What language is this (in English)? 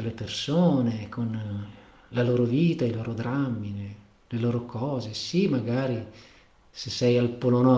Italian